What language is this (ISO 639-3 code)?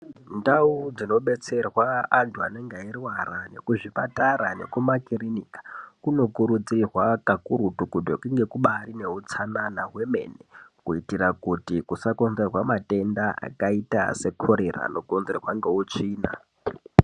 ndc